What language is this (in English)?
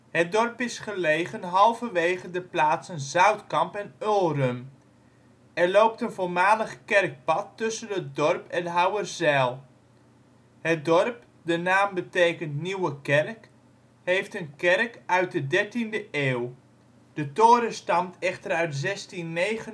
Dutch